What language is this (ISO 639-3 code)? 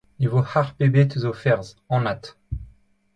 bre